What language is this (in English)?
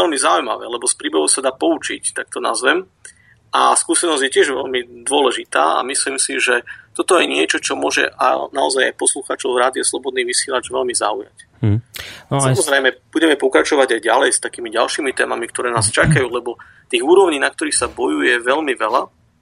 Slovak